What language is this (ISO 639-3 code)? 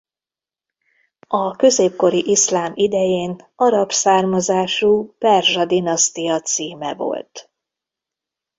hun